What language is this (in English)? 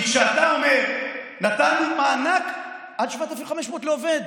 Hebrew